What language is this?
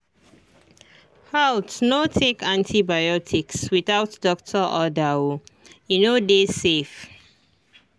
Nigerian Pidgin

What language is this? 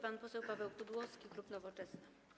Polish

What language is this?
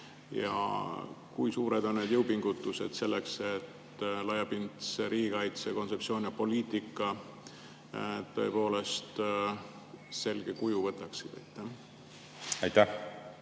Estonian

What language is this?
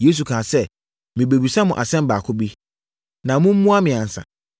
Akan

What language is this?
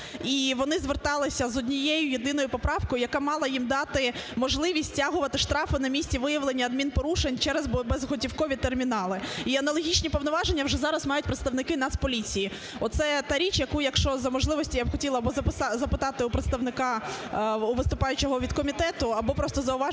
Ukrainian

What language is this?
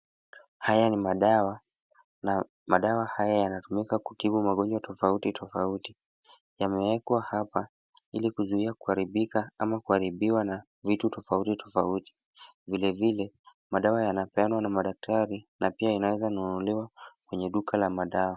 Swahili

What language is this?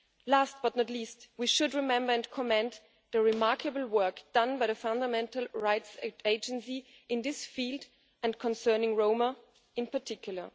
English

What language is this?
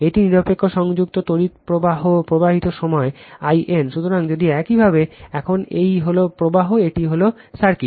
Bangla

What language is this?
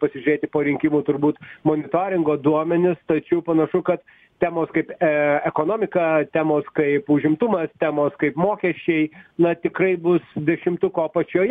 Lithuanian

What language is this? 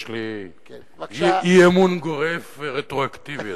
Hebrew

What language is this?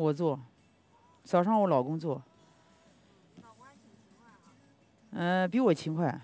Chinese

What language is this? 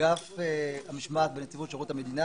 Hebrew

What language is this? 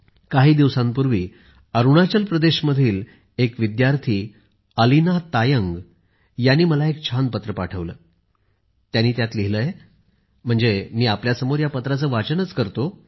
Marathi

